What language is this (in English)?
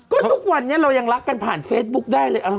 Thai